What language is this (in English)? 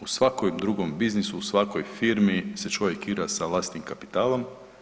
Croatian